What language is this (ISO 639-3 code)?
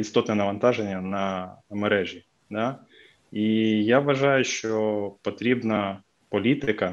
ukr